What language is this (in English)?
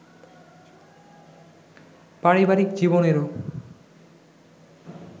Bangla